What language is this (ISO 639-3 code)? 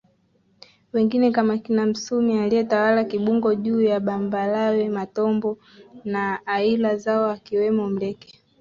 swa